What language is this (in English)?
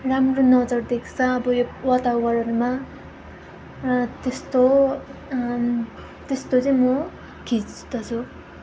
Nepali